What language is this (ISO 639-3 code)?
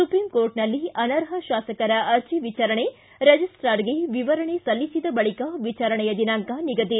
kan